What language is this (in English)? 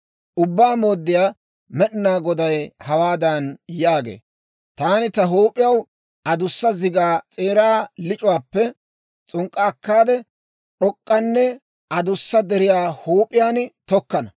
Dawro